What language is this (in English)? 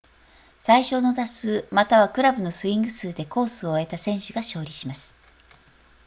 Japanese